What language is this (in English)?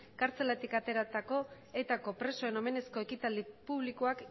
Basque